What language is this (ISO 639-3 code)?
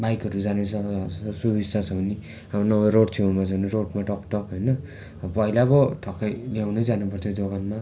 nep